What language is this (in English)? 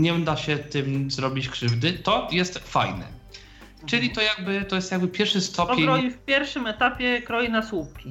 Polish